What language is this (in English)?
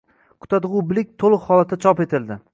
Uzbek